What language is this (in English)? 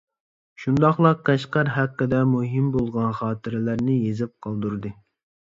Uyghur